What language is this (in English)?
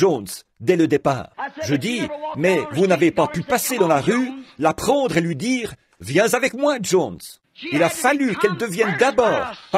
French